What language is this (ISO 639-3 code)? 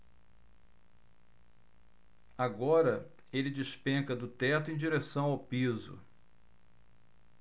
por